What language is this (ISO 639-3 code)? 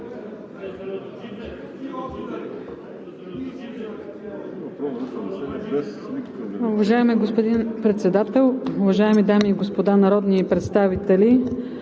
bul